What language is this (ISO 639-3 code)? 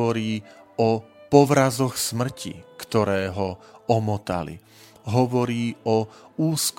slk